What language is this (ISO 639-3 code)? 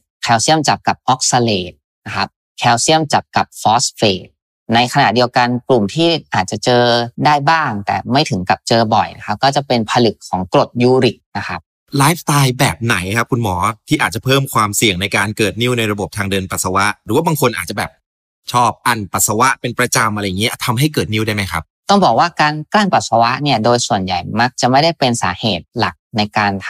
tha